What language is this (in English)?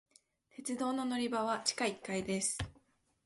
Japanese